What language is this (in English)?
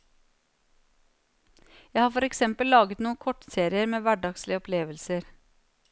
Norwegian